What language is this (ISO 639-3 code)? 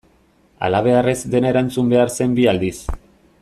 eus